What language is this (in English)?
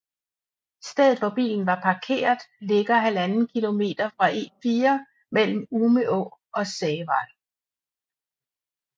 Danish